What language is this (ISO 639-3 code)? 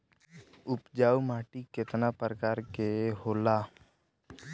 bho